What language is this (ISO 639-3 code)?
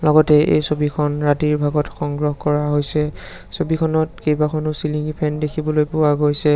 asm